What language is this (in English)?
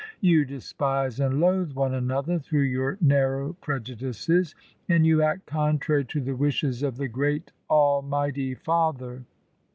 English